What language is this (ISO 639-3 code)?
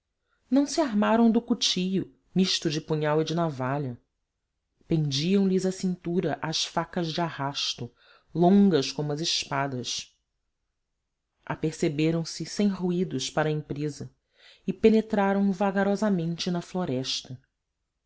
por